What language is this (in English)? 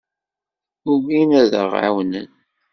Kabyle